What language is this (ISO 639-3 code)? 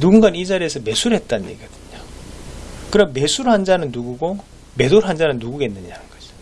kor